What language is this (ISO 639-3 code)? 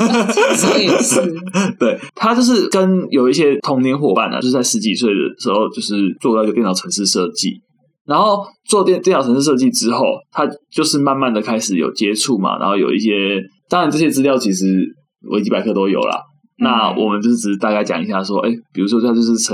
zho